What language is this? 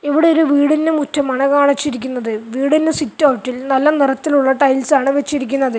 Malayalam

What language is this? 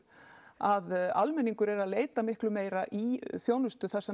Icelandic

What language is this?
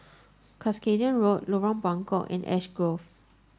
English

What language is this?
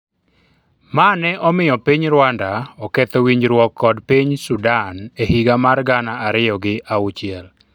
Luo (Kenya and Tanzania)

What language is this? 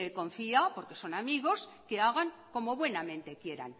Spanish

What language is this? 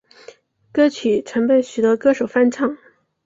Chinese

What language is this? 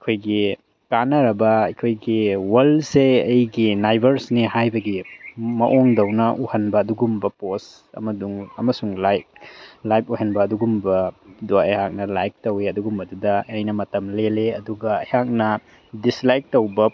Manipuri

